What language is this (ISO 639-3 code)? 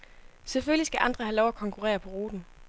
dan